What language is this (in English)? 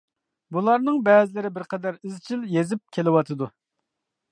Uyghur